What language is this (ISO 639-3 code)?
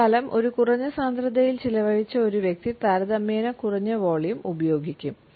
mal